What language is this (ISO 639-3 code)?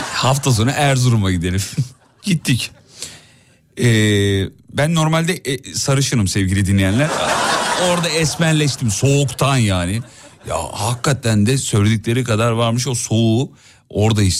tur